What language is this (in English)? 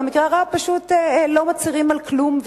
Hebrew